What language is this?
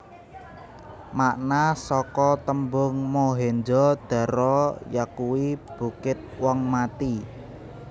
Javanese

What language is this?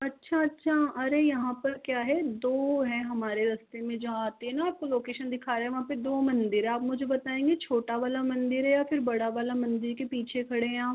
Hindi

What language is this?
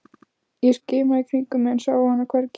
Icelandic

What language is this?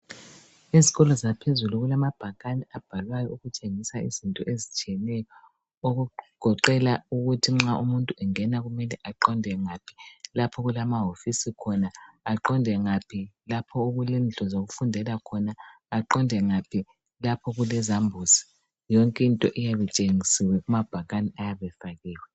North Ndebele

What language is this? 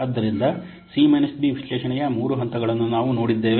Kannada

